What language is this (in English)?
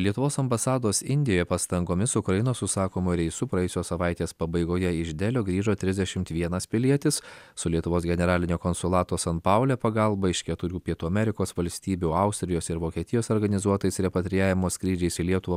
Lithuanian